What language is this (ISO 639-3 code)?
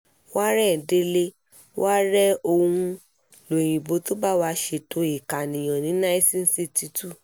yor